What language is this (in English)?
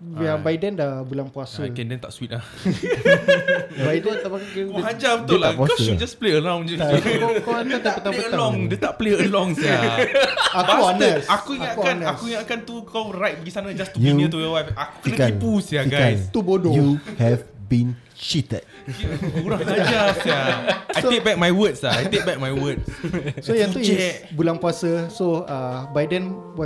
Malay